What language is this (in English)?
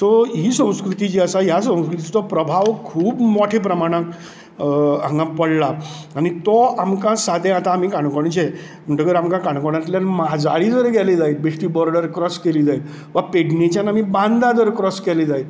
Konkani